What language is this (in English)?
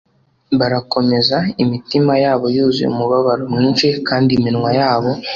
Kinyarwanda